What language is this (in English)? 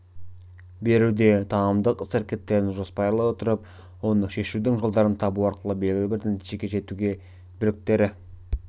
Kazakh